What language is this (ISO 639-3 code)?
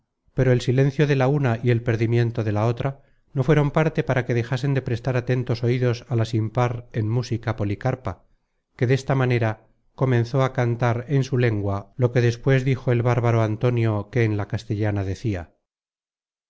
spa